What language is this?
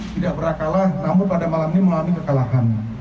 Indonesian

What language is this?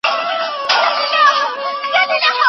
Pashto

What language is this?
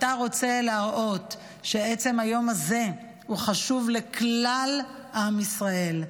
Hebrew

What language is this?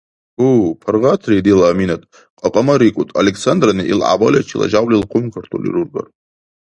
Dargwa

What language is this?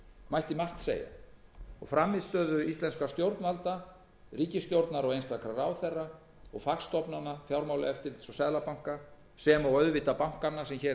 Icelandic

